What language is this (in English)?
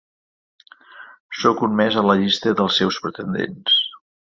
Catalan